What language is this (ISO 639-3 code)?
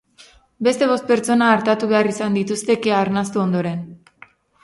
eus